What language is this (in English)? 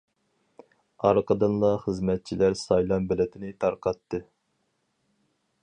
Uyghur